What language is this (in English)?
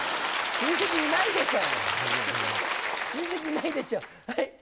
Japanese